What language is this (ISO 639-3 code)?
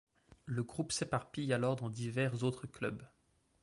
fra